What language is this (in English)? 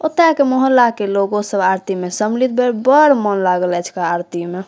Maithili